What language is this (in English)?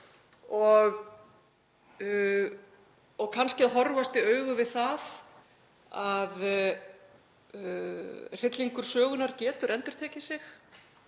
Icelandic